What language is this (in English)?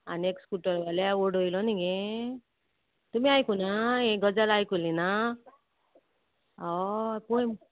Konkani